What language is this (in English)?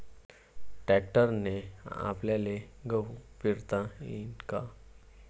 Marathi